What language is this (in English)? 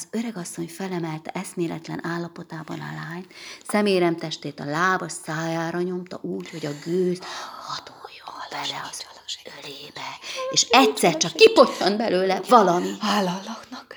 Hungarian